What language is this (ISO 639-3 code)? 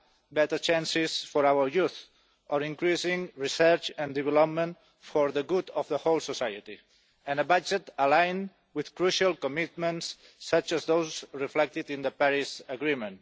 eng